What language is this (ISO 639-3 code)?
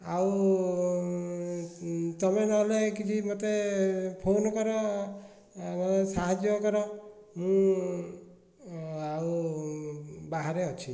ori